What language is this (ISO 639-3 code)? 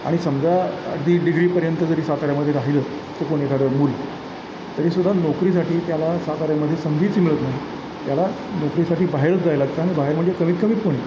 mar